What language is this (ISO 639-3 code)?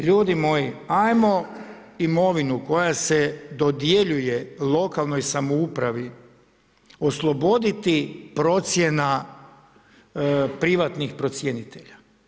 hrv